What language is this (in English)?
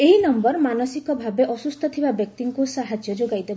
Odia